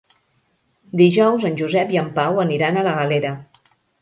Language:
Catalan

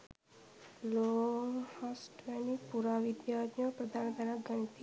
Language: Sinhala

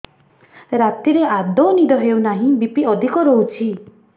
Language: Odia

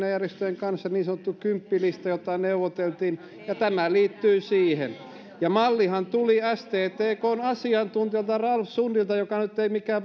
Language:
Finnish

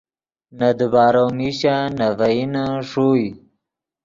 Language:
Yidgha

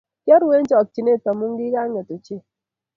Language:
Kalenjin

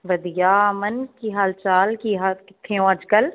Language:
Punjabi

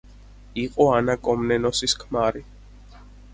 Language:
Georgian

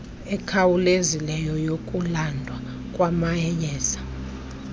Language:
Xhosa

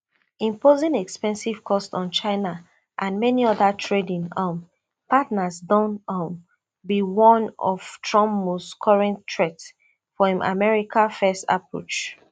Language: Nigerian Pidgin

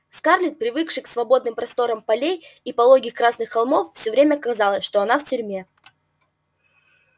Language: Russian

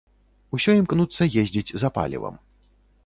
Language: Belarusian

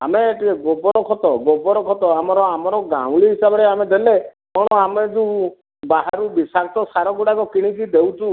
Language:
Odia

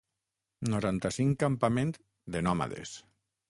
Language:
Catalan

